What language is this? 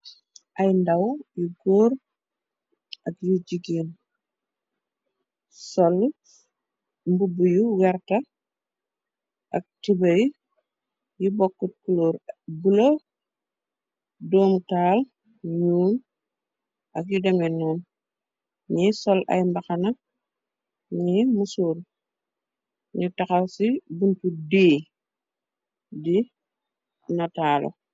Wolof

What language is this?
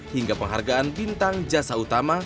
Indonesian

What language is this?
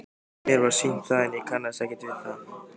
Icelandic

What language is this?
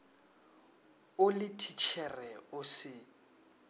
Northern Sotho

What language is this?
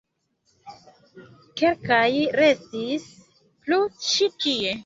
Esperanto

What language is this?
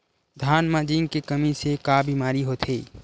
Chhattisgarhi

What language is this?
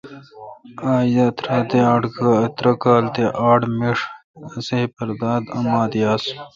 Kalkoti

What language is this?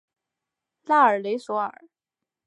Chinese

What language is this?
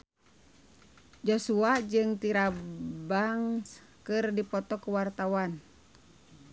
Sundanese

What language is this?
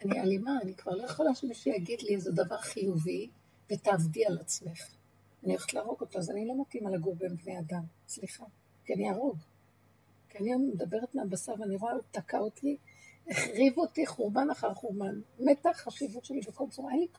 Hebrew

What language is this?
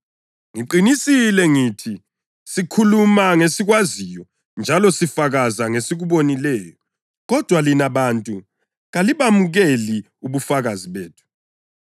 North Ndebele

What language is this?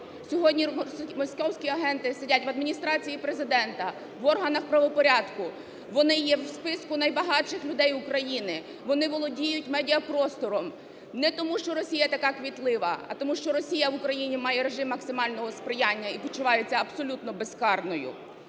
Ukrainian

